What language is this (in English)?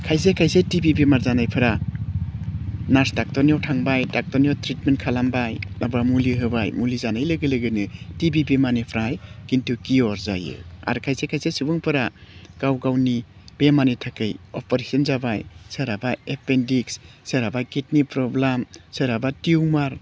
Bodo